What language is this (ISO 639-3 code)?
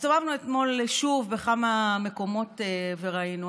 heb